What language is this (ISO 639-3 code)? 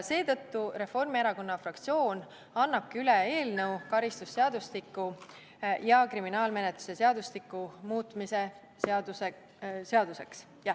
est